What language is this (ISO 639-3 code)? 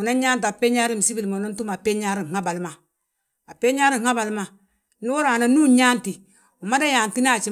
bjt